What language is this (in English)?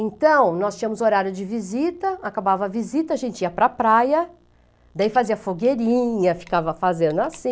Portuguese